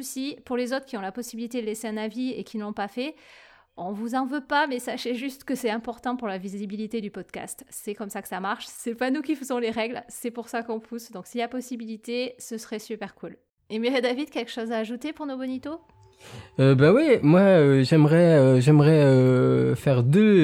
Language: French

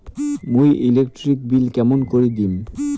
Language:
Bangla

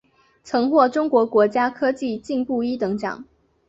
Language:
Chinese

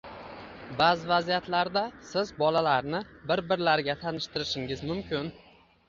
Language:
Uzbek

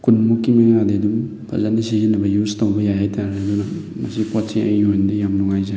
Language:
Manipuri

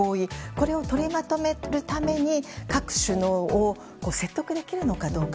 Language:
Japanese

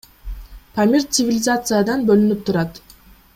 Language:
Kyrgyz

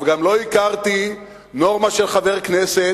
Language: Hebrew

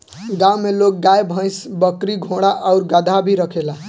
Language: Bhojpuri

